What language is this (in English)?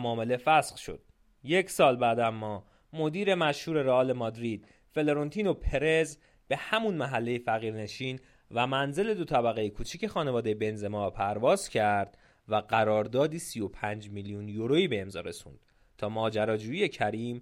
Persian